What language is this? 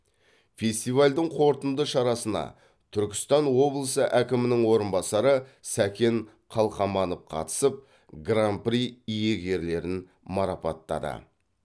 Kazakh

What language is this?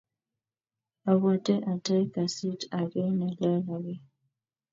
Kalenjin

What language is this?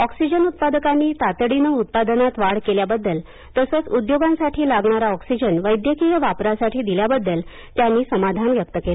Marathi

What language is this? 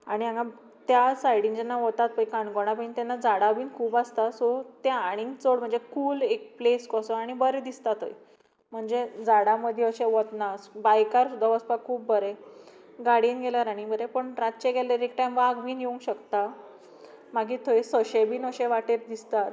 Konkani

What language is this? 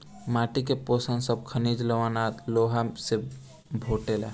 Bhojpuri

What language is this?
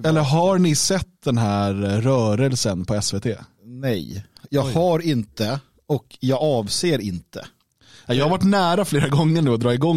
Swedish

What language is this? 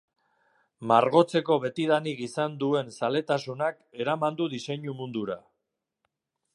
Basque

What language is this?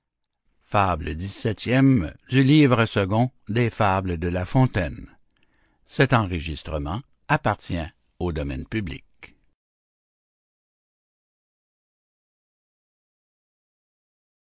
French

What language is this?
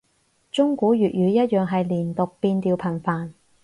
Cantonese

